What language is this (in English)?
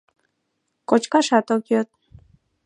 Mari